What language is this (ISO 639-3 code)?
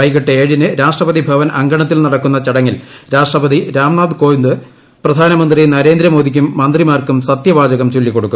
mal